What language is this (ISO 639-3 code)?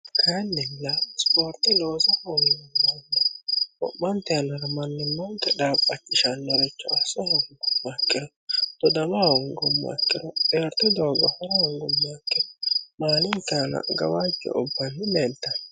sid